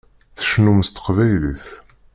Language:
Kabyle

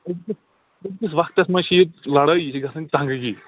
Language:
Kashmiri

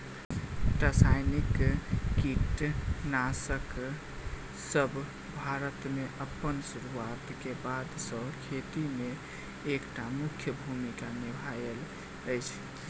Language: Maithili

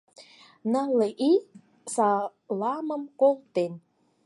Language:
Mari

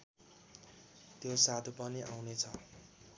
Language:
Nepali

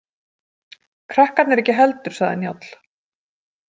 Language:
Icelandic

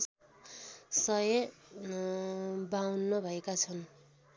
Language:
Nepali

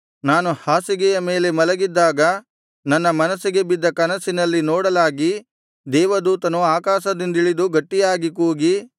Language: Kannada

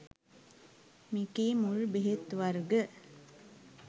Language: Sinhala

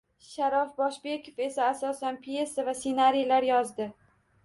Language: Uzbek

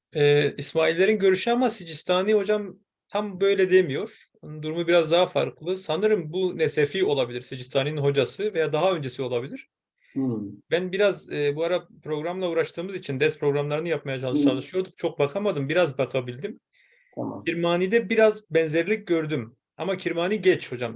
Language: Turkish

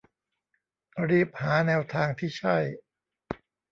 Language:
Thai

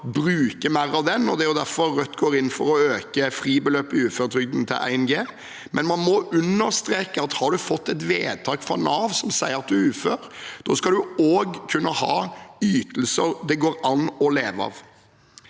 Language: Norwegian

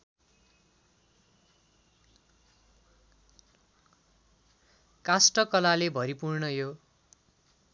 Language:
Nepali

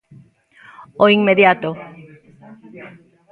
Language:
Galician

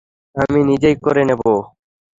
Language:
Bangla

